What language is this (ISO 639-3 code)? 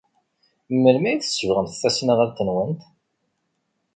kab